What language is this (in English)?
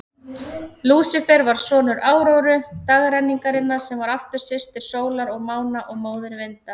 Icelandic